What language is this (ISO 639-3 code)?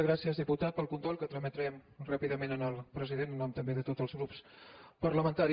cat